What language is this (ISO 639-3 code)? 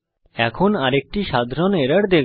ben